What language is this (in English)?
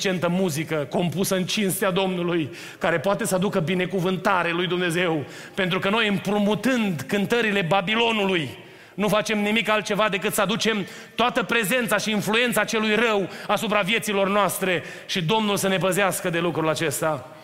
Romanian